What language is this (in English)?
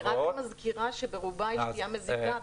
Hebrew